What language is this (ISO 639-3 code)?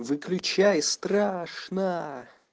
rus